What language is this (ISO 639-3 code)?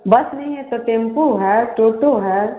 hin